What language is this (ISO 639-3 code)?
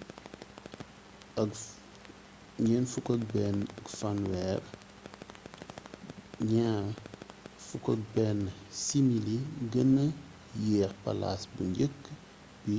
wol